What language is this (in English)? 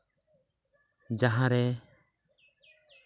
Santali